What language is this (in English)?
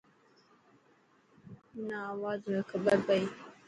Dhatki